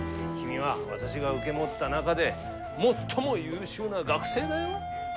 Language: Japanese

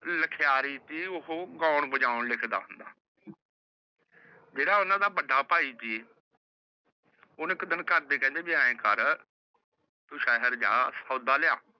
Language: Punjabi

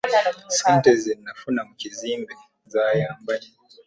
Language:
Ganda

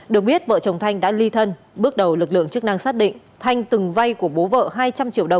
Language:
Vietnamese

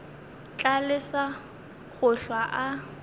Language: Northern Sotho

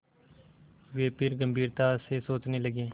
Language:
Hindi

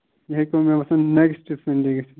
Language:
Kashmiri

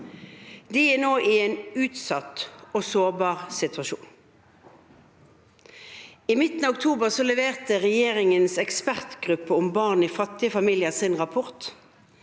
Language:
Norwegian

